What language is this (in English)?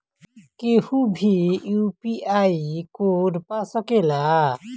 Bhojpuri